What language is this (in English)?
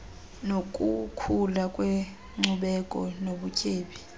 Xhosa